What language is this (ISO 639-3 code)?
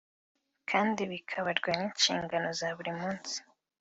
kin